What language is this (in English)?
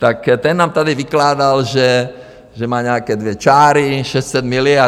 Czech